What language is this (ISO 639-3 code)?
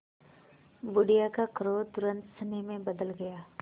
hin